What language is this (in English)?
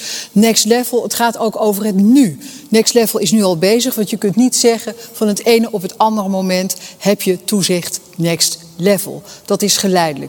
Dutch